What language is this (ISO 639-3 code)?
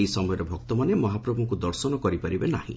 ori